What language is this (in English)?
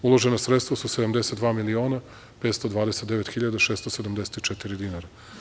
Serbian